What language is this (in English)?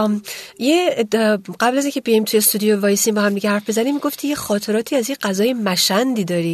Persian